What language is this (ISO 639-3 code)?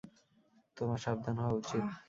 ben